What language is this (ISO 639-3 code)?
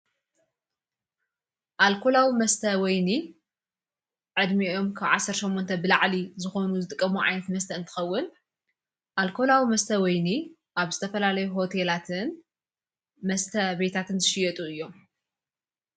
tir